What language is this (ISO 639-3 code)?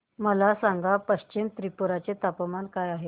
mar